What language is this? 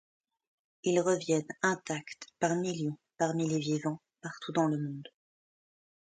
French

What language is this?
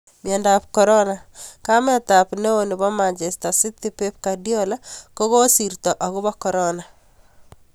Kalenjin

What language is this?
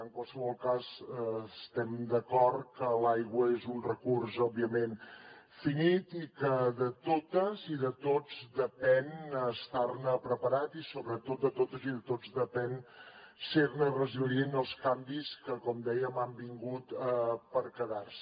Catalan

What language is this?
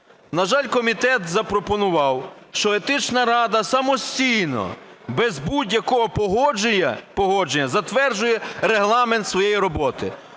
Ukrainian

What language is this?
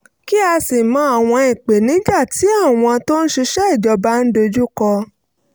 Yoruba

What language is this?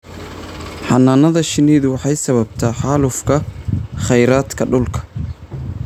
Somali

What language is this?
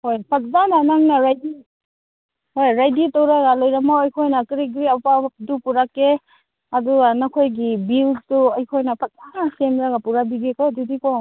Manipuri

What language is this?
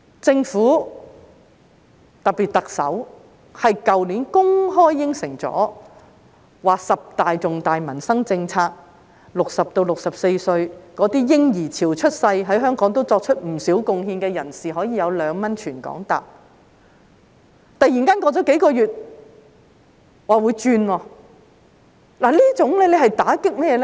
Cantonese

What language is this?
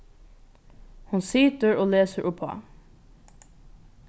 Faroese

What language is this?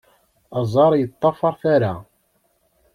Kabyle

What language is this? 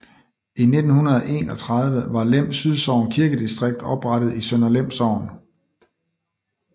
Danish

